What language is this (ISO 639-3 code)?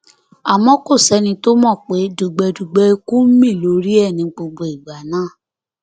yor